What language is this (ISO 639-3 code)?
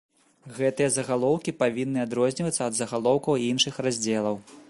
bel